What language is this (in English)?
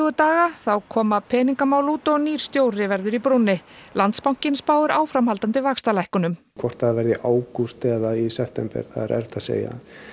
Icelandic